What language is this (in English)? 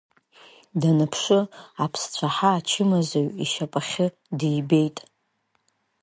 Abkhazian